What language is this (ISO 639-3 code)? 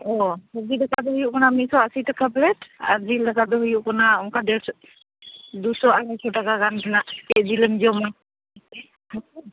sat